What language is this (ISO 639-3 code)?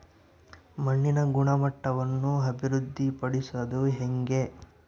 kan